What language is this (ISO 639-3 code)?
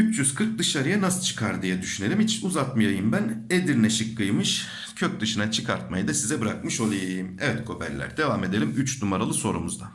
tur